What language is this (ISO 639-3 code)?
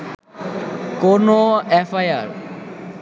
ben